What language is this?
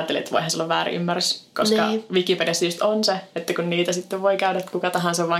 Finnish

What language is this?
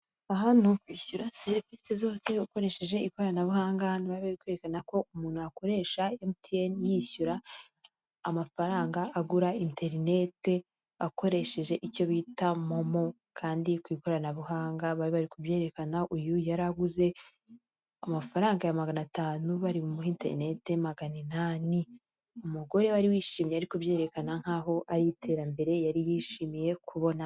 Kinyarwanda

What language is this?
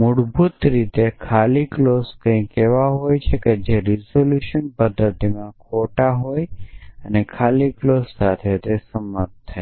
Gujarati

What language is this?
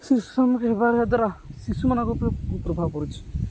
Odia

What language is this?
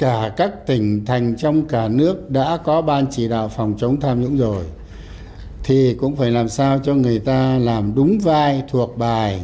Vietnamese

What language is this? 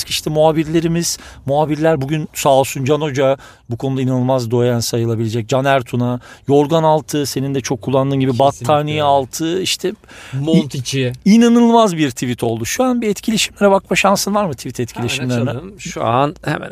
Turkish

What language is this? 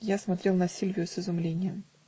Russian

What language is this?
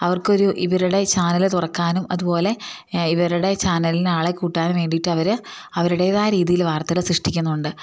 Malayalam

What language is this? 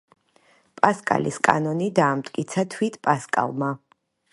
Georgian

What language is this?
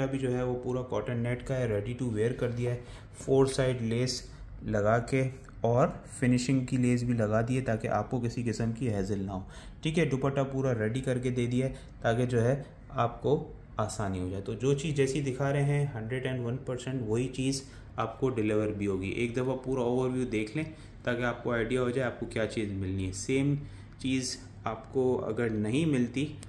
Hindi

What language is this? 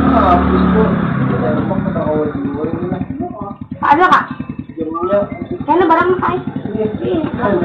Indonesian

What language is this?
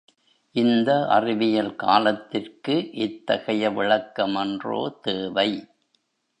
Tamil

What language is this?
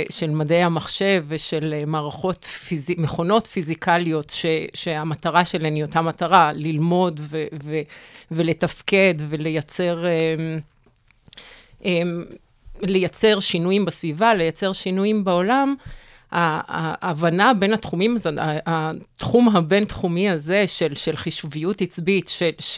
Hebrew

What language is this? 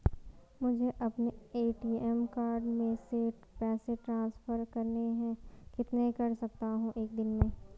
Hindi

